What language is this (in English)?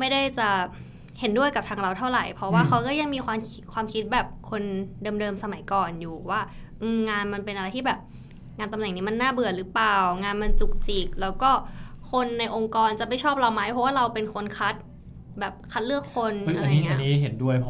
Thai